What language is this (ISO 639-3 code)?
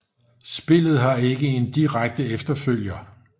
dan